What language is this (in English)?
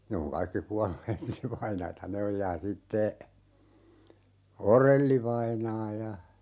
Finnish